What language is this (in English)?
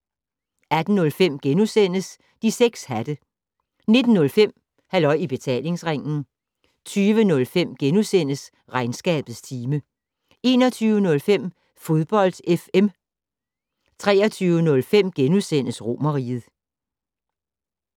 Danish